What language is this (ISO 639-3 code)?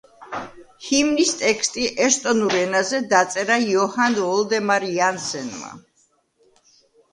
kat